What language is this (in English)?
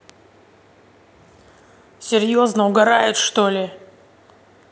Russian